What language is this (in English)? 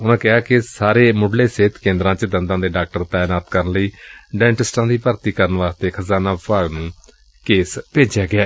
Punjabi